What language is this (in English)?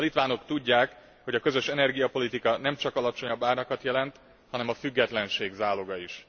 Hungarian